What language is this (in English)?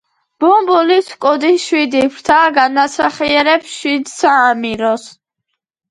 Georgian